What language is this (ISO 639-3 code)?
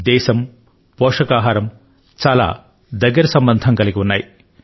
tel